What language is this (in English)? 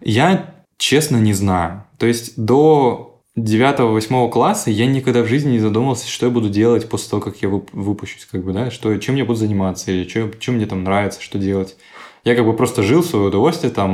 Russian